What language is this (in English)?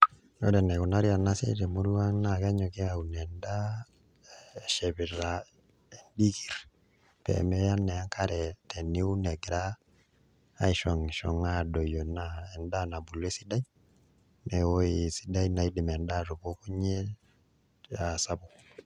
Masai